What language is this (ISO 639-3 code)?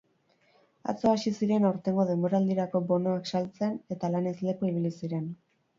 eus